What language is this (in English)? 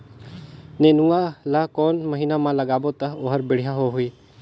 Chhattisgarhi